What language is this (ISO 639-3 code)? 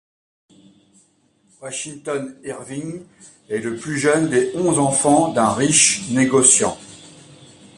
fra